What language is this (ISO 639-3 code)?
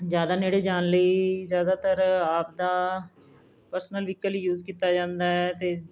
pan